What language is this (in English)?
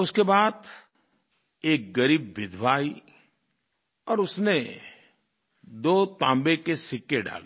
Hindi